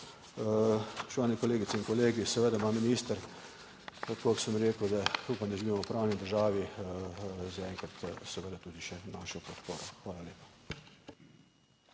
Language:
Slovenian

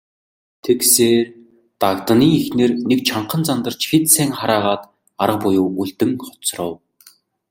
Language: Mongolian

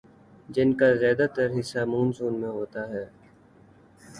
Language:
Urdu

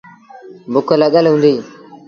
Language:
Sindhi Bhil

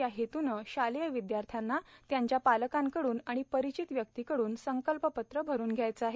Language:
Marathi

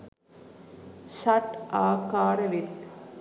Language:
Sinhala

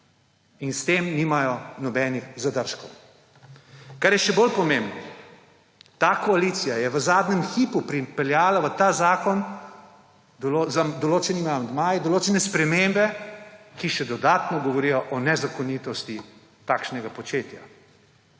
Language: Slovenian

